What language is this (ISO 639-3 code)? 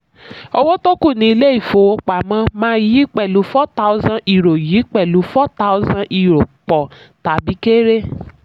yor